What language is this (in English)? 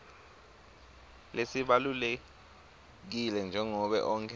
Swati